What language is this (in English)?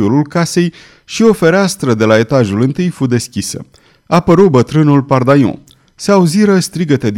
Romanian